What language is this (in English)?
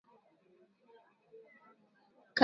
Swahili